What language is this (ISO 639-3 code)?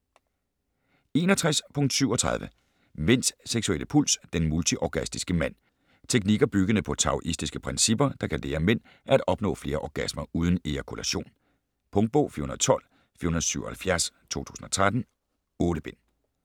dan